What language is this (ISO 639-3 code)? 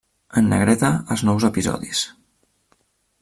cat